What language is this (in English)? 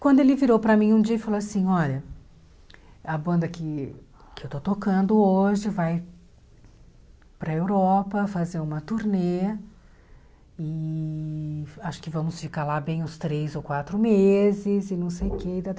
Portuguese